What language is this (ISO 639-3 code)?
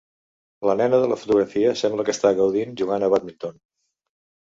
cat